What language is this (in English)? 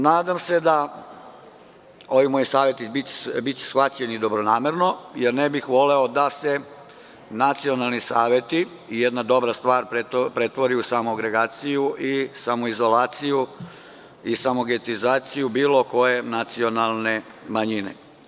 Serbian